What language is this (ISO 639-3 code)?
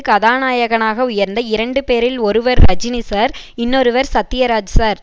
tam